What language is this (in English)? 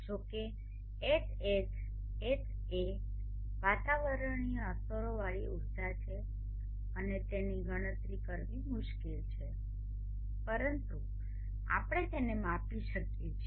Gujarati